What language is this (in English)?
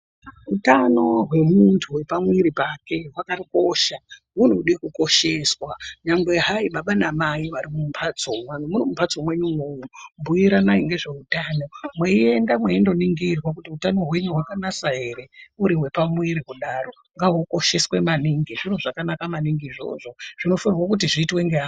Ndau